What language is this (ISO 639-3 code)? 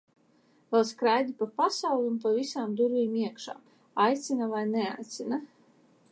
lav